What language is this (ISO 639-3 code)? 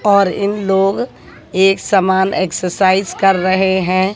hin